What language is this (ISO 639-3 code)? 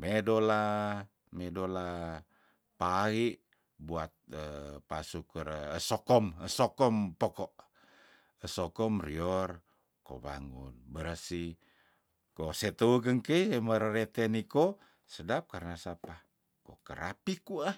tdn